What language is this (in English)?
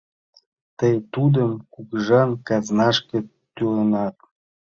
Mari